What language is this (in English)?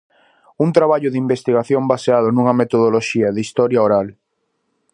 Galician